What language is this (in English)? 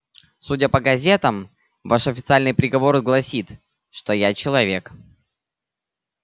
Russian